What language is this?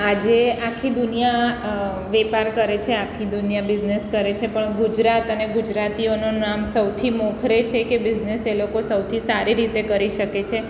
Gujarati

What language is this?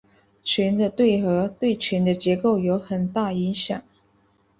Chinese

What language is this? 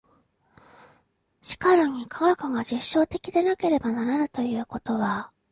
Japanese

